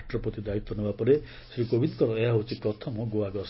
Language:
Odia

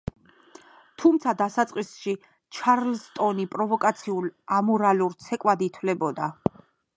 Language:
Georgian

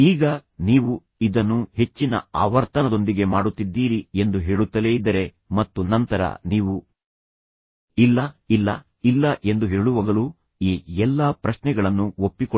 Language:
Kannada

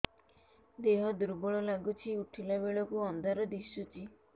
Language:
Odia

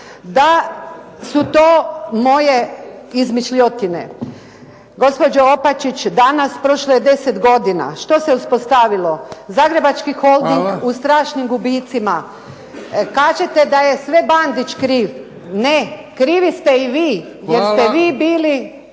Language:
Croatian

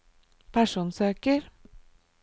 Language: Norwegian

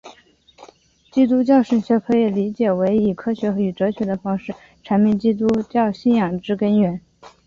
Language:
Chinese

